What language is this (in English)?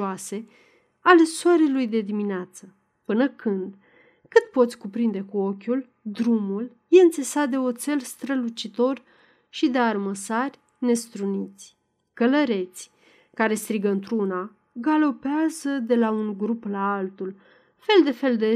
Romanian